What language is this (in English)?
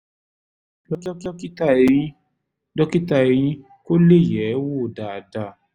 Yoruba